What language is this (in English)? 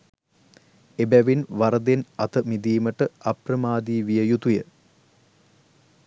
Sinhala